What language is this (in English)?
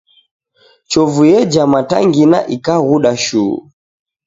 Taita